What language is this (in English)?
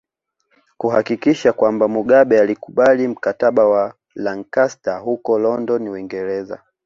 Swahili